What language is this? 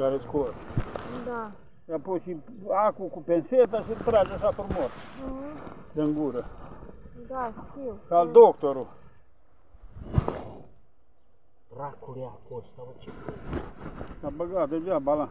Romanian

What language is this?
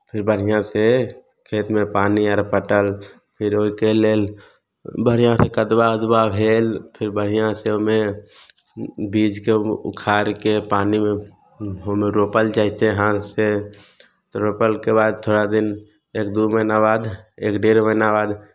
Maithili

